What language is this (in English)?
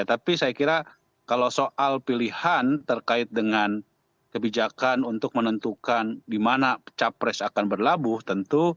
Indonesian